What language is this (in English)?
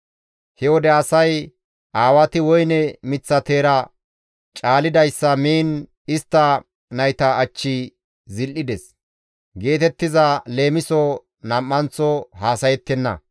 Gamo